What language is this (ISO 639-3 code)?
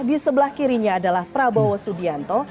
ind